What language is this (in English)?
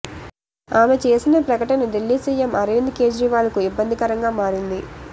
Telugu